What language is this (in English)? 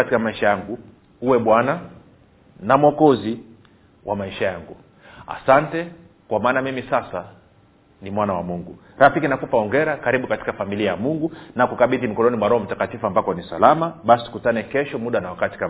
Swahili